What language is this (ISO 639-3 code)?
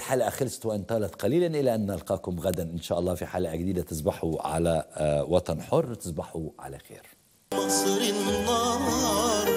ara